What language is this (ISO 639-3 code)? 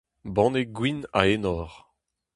bre